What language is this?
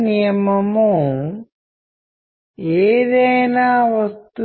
Telugu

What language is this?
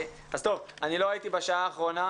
Hebrew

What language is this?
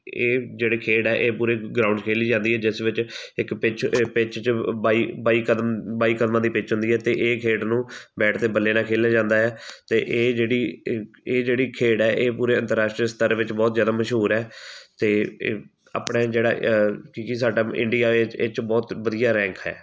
Punjabi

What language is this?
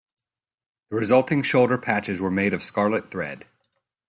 English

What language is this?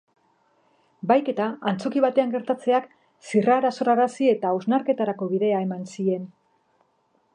Basque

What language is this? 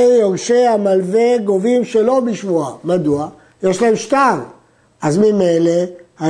Hebrew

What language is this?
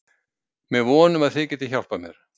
Icelandic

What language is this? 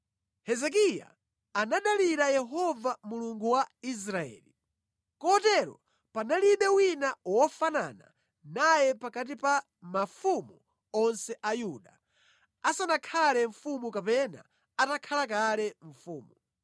Nyanja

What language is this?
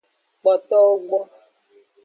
Aja (Benin)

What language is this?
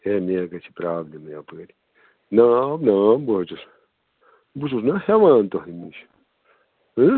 Kashmiri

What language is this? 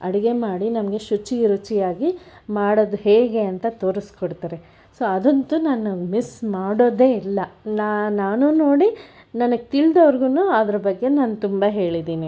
Kannada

